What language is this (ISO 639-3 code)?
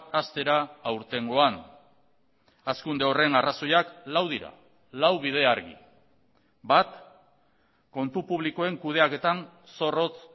eus